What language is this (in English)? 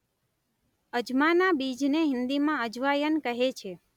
Gujarati